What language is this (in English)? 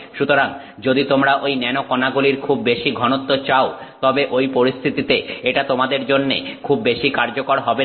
Bangla